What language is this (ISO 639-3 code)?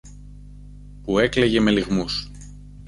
ell